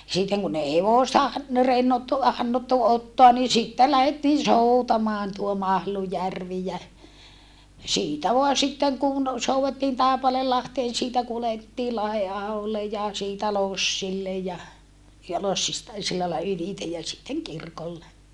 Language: Finnish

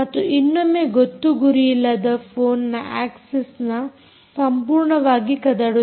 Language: Kannada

